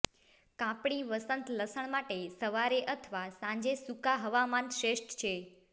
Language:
Gujarati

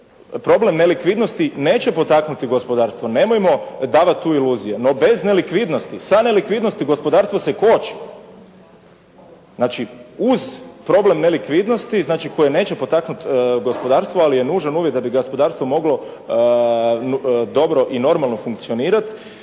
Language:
Croatian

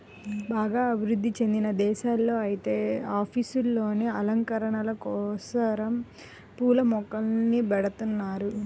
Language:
Telugu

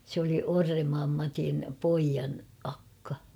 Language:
Finnish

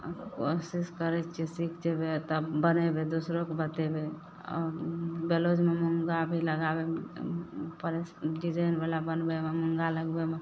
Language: Maithili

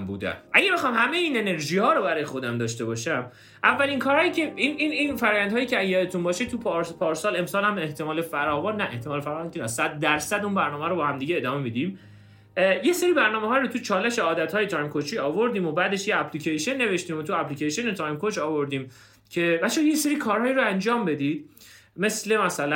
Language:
Persian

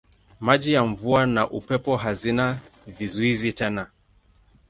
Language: Swahili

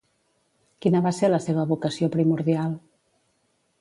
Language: Catalan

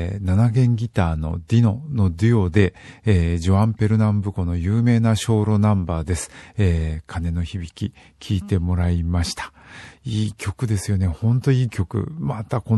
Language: Japanese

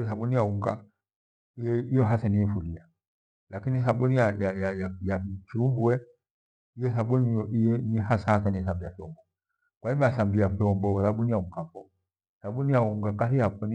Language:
Gweno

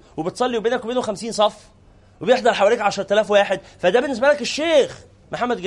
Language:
Arabic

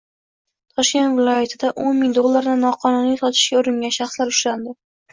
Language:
Uzbek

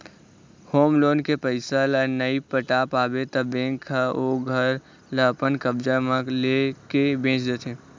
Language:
Chhattisgarhi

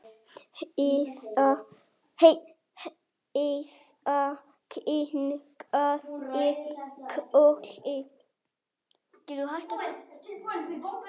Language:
Icelandic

